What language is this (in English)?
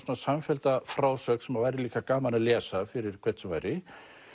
Icelandic